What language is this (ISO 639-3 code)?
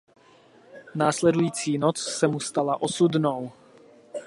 ces